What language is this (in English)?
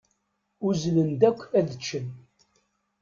Kabyle